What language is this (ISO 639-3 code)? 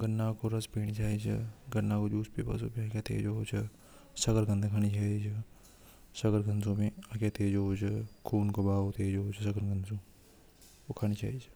hoj